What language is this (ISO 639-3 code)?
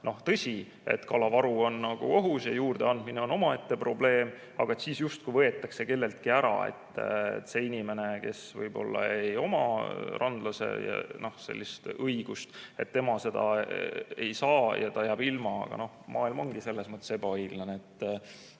est